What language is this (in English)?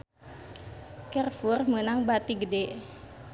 Sundanese